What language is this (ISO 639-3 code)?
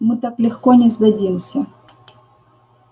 rus